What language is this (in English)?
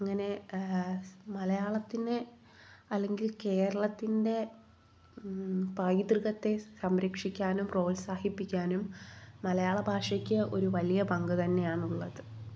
Malayalam